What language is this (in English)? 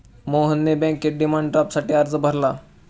Marathi